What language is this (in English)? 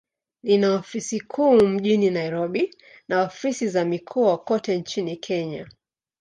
Swahili